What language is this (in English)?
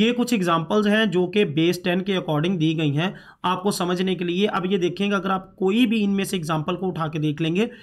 Hindi